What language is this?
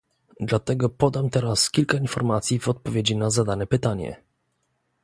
Polish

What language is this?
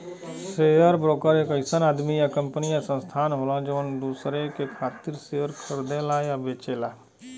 Bhojpuri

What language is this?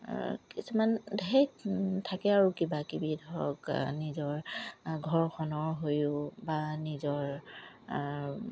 Assamese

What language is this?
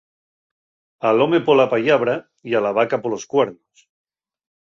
Asturian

